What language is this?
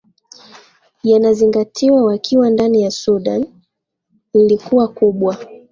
Swahili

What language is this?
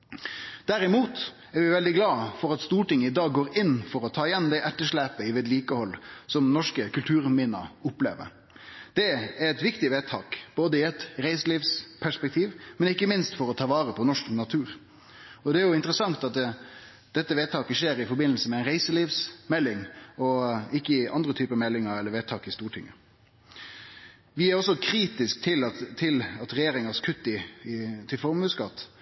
Norwegian Nynorsk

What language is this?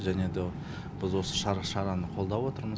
Kazakh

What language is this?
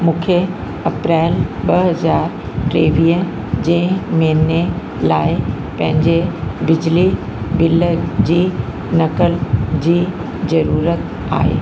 Sindhi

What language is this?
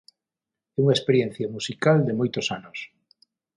Galician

